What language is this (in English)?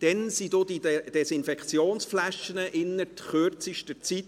Swiss German